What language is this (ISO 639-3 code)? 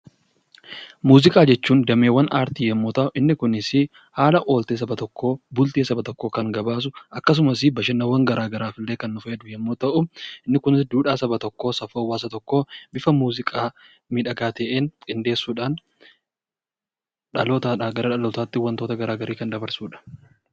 orm